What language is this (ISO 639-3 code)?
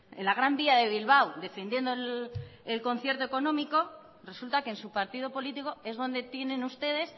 spa